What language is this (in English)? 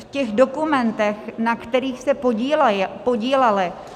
Czech